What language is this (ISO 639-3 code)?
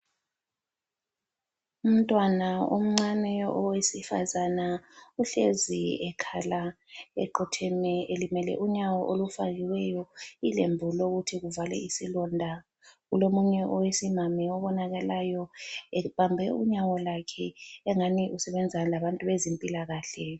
nde